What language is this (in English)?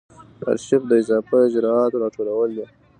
Pashto